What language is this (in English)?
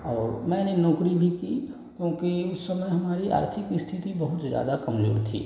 Hindi